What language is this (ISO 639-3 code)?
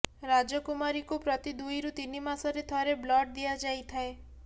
ori